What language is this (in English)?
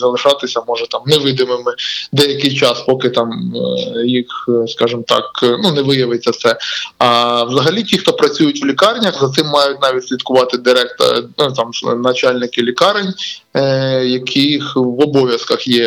Ukrainian